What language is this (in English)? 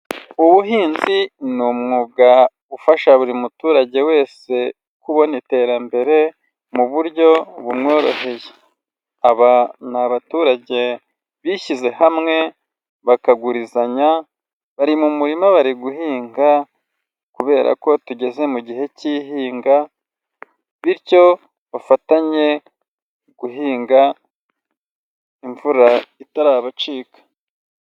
Kinyarwanda